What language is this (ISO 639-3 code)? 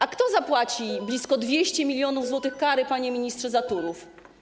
pol